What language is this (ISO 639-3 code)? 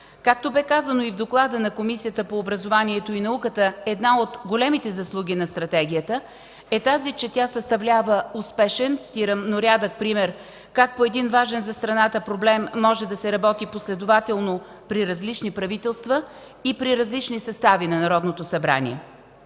bul